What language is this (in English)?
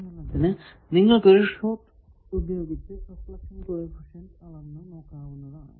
Malayalam